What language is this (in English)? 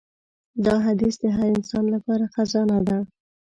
Pashto